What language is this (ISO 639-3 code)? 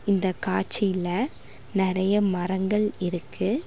tam